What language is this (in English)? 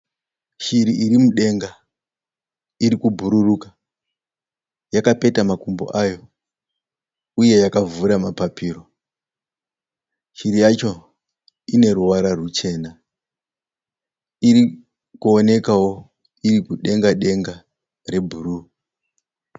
Shona